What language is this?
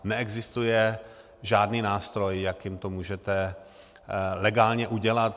Czech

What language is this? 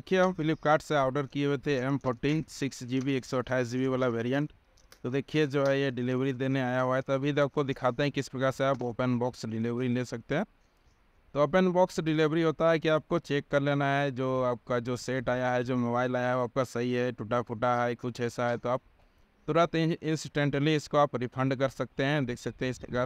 Hindi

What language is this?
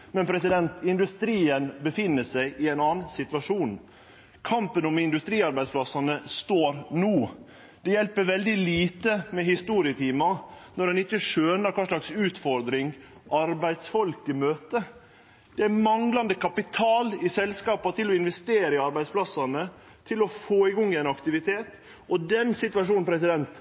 Norwegian Nynorsk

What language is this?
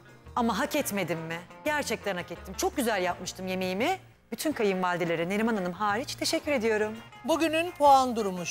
Turkish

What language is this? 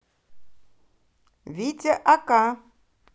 Russian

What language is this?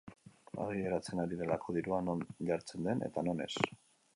Basque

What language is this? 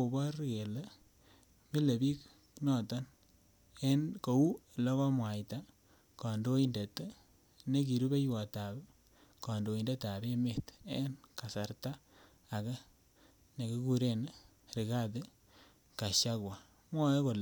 Kalenjin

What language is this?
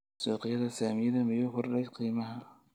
Somali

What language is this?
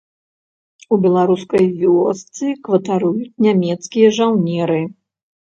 Belarusian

